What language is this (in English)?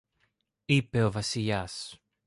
Greek